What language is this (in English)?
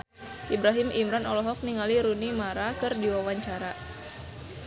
Sundanese